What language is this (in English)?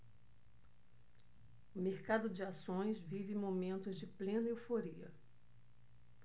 Portuguese